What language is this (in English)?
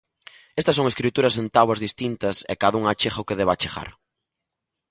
Galician